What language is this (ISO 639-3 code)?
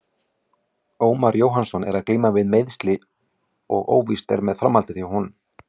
isl